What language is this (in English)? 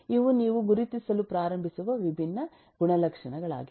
Kannada